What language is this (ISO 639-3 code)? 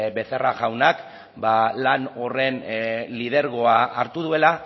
eus